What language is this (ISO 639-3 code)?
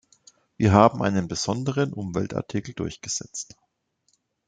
deu